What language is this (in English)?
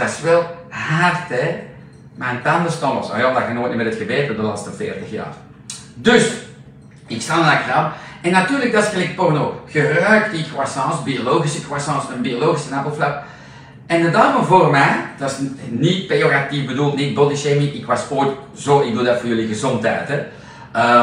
Dutch